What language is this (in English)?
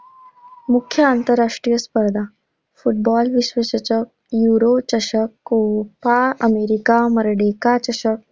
Marathi